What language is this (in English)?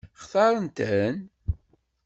Kabyle